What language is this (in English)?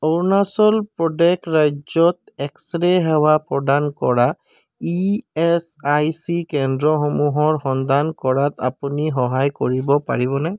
Assamese